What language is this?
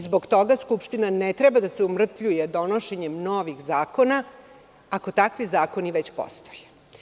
Serbian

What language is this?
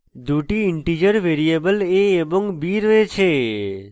Bangla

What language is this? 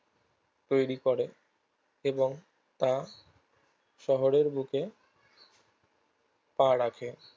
Bangla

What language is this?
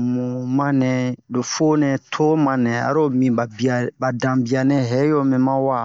Bomu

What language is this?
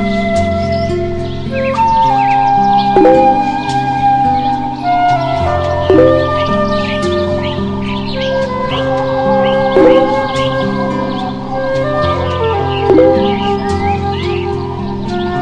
English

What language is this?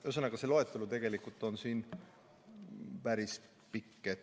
Estonian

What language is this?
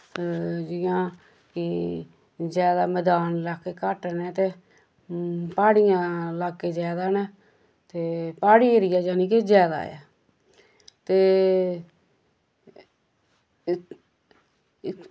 Dogri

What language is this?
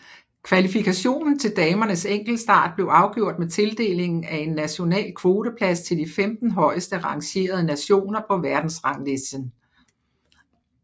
Danish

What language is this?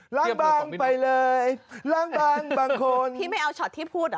Thai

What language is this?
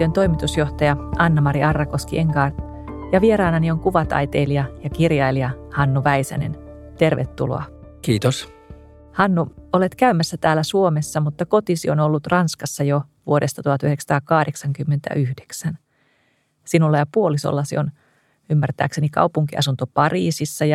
Finnish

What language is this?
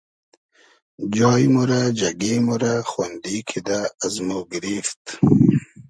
Hazaragi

